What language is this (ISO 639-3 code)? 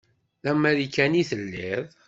kab